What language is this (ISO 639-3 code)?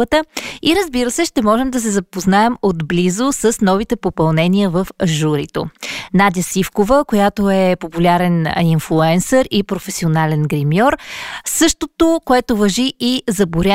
bul